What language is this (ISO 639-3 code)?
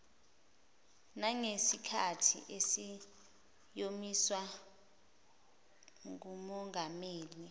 zul